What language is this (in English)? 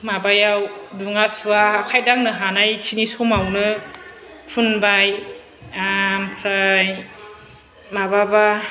Bodo